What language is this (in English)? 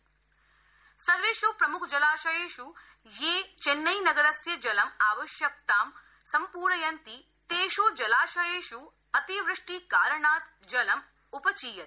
Sanskrit